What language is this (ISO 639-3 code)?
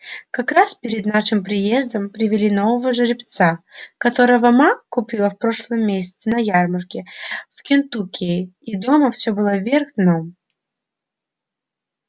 rus